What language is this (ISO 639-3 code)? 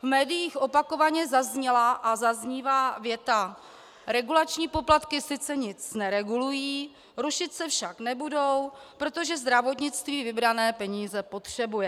ces